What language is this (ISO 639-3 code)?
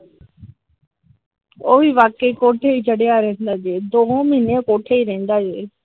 pan